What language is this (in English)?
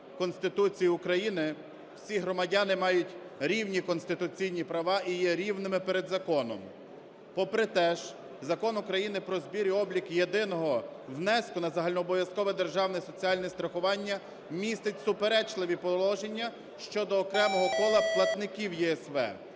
Ukrainian